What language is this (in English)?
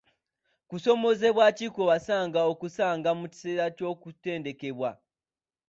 Ganda